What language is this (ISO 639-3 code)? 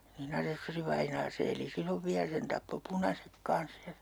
fin